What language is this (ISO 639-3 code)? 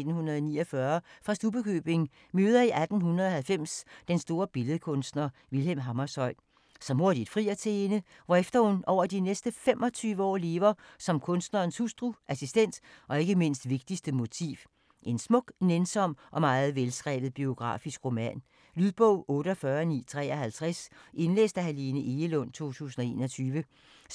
dan